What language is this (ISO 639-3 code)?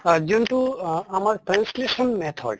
asm